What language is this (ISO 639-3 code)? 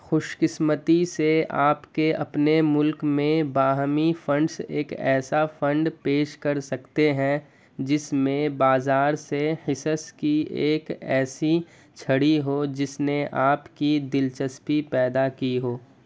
urd